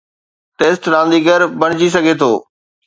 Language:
Sindhi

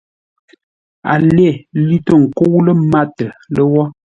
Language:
Ngombale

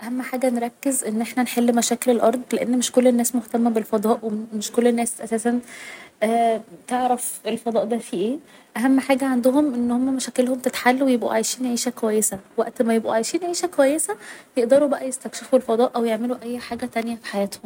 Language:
Egyptian Arabic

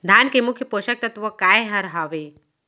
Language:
Chhattisgarhi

